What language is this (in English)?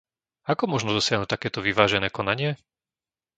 Slovak